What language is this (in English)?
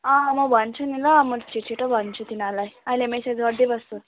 Nepali